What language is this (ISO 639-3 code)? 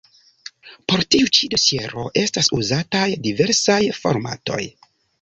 epo